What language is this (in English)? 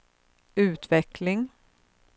Swedish